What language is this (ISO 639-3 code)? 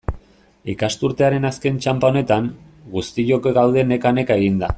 eus